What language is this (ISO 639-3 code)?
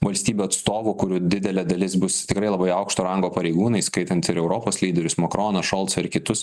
lit